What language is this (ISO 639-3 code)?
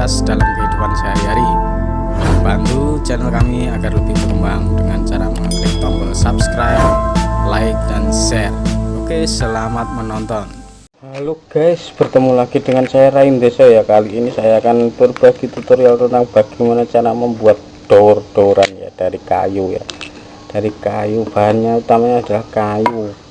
ind